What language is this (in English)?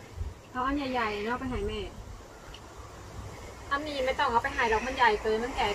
Thai